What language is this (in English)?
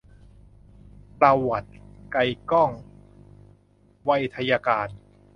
Thai